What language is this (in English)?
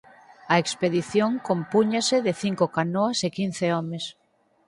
Galician